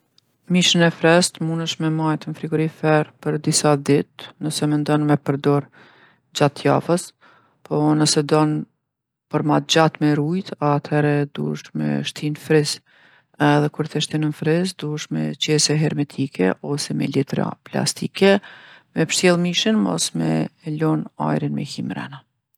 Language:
Gheg Albanian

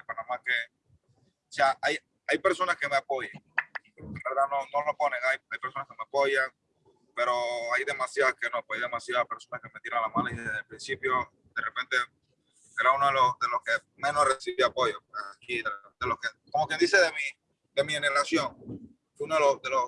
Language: Spanish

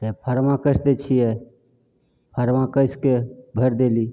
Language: Maithili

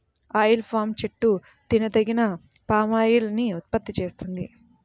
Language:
Telugu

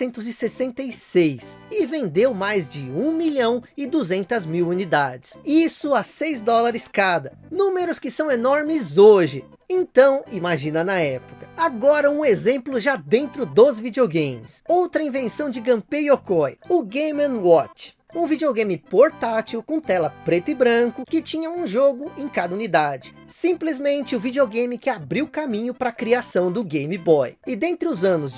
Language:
Portuguese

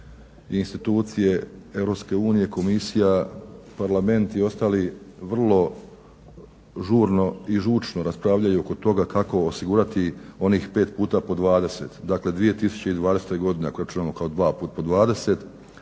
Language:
Croatian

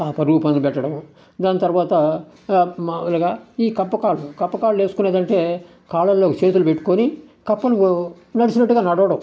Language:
Telugu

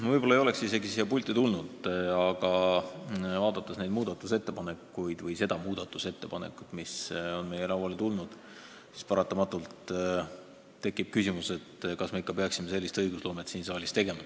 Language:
Estonian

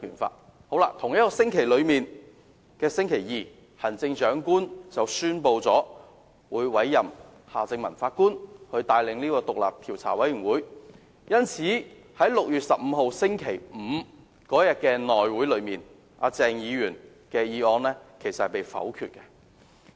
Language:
Cantonese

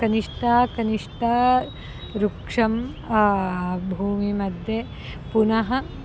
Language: Sanskrit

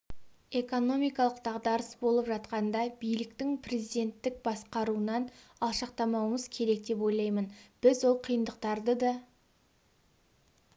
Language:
Kazakh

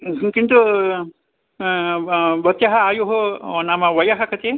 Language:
Sanskrit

